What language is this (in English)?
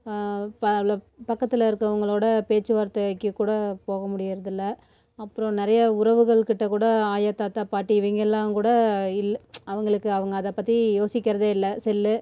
Tamil